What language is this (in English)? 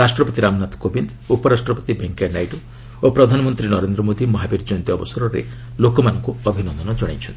Odia